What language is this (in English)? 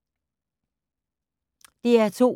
Danish